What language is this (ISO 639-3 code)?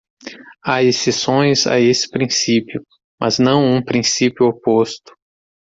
por